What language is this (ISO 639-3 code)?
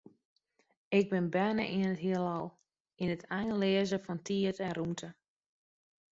fry